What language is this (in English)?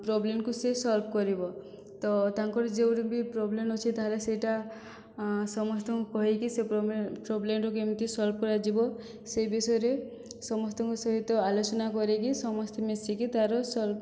Odia